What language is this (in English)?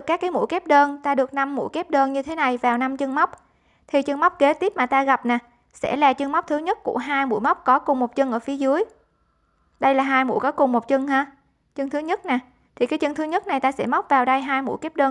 Vietnamese